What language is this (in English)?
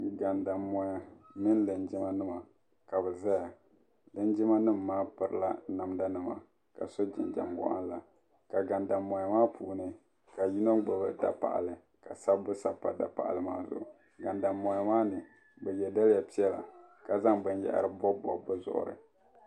Dagbani